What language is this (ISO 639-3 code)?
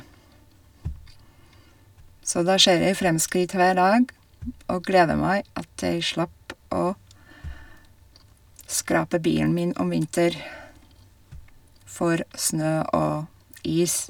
nor